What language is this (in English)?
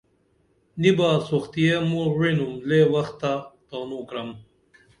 Dameli